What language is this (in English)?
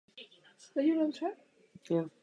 Czech